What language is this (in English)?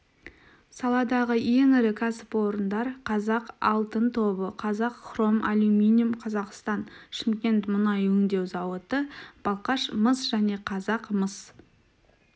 Kazakh